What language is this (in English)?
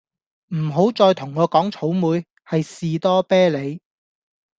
Cantonese